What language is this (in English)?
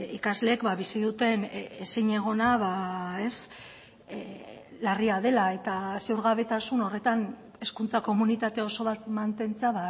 Basque